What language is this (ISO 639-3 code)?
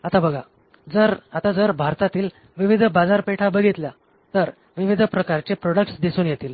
mar